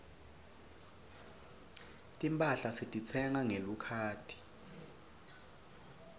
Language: Swati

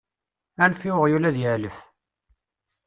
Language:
Kabyle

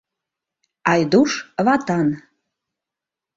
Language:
Mari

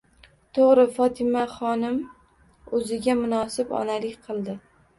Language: Uzbek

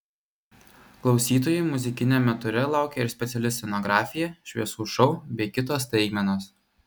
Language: Lithuanian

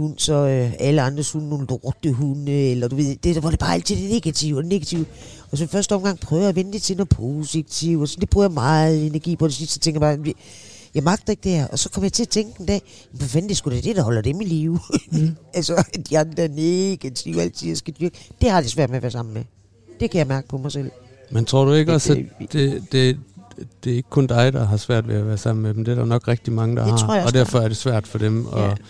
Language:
Danish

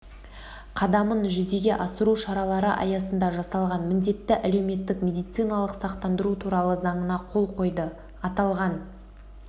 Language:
Kazakh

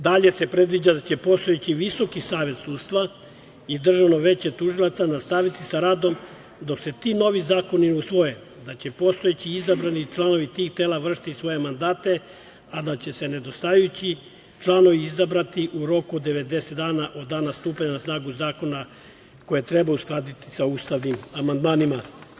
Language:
Serbian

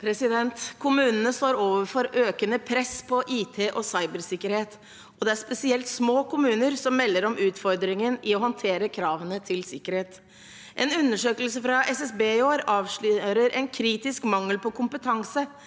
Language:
Norwegian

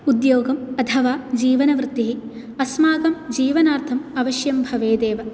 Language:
Sanskrit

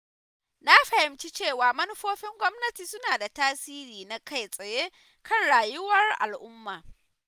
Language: Hausa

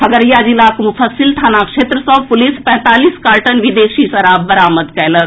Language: Maithili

